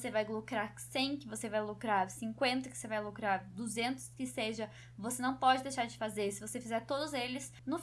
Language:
Portuguese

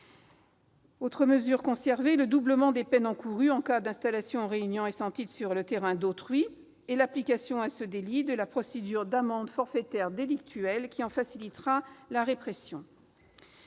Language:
French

